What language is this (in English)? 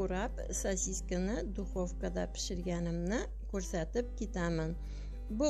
Turkish